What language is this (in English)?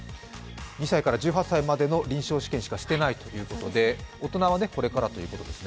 Japanese